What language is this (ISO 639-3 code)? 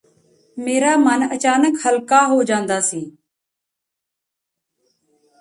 pan